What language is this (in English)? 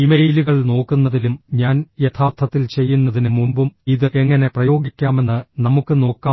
Malayalam